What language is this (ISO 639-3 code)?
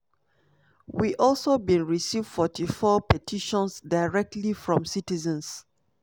pcm